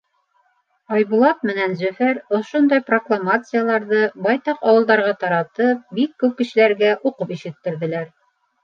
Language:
Bashkir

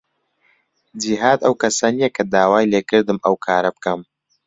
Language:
Central Kurdish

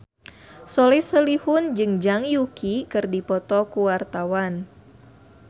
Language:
Sundanese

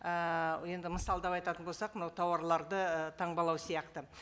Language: Kazakh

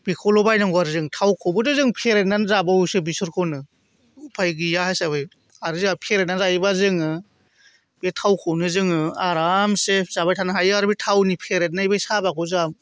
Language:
Bodo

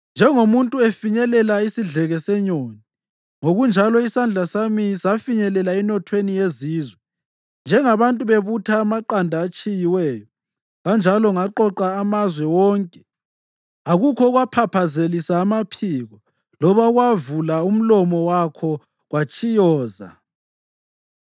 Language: North Ndebele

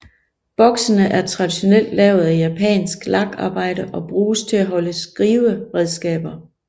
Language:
Danish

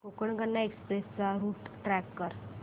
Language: Marathi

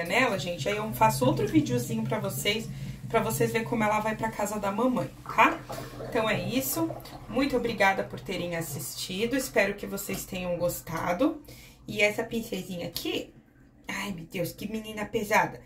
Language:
Portuguese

